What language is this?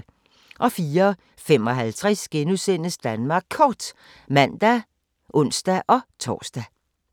Danish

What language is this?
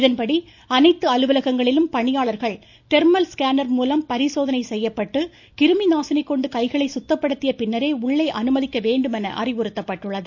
Tamil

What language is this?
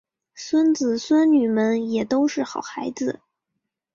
Chinese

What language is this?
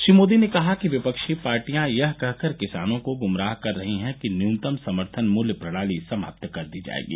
Hindi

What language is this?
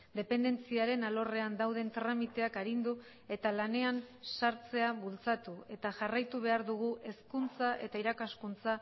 Basque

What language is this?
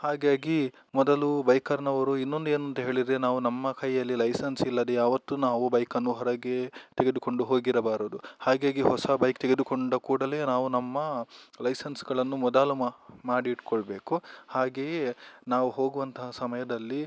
Kannada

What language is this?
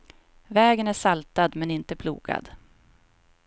Swedish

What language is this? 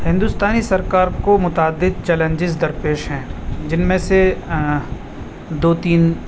Urdu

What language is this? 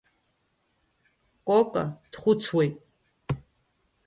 Abkhazian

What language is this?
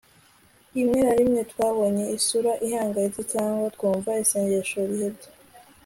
Kinyarwanda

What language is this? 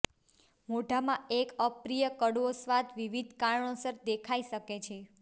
Gujarati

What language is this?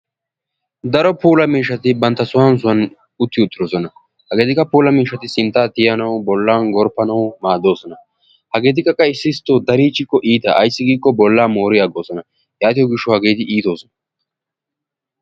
Wolaytta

